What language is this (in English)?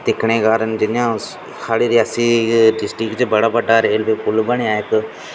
Dogri